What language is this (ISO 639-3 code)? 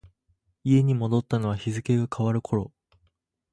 jpn